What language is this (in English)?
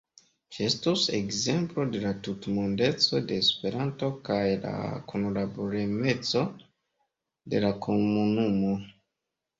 Esperanto